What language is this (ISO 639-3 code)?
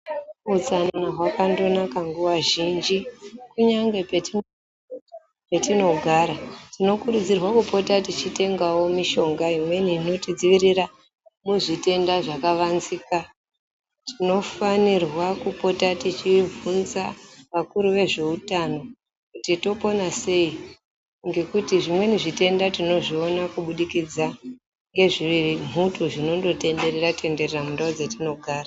ndc